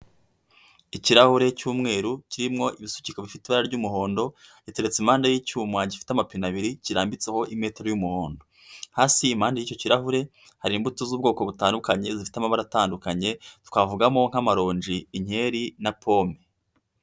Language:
Kinyarwanda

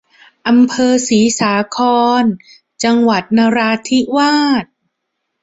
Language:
Thai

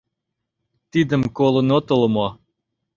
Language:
Mari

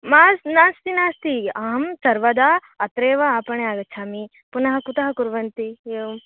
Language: Sanskrit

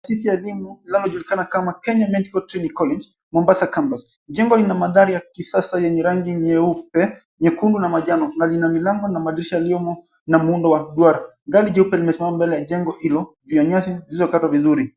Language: Swahili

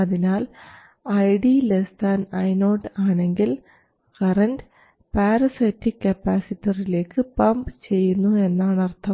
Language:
Malayalam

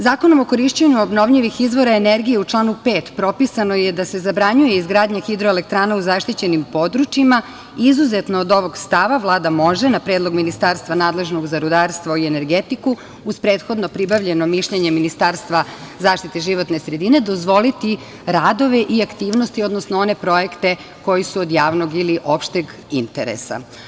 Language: Serbian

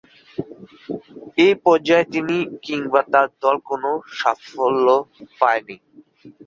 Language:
Bangla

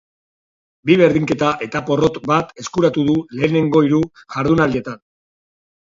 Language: Basque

